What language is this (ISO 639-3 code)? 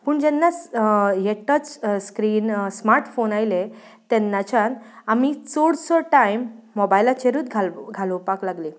kok